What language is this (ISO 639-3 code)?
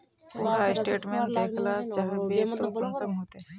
mag